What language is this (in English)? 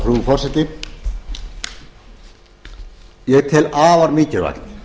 Icelandic